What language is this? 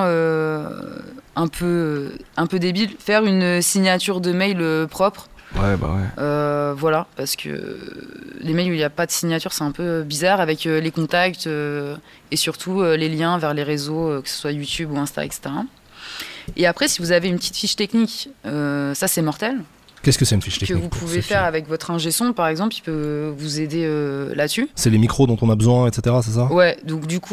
French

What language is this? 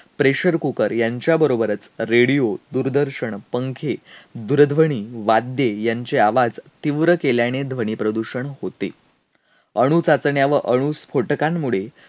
Marathi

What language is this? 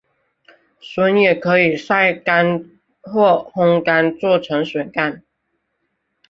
Chinese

